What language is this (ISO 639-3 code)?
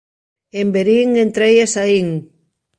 glg